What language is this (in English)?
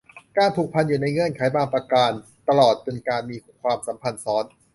Thai